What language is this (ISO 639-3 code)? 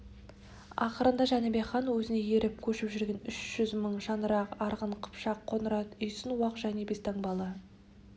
kaz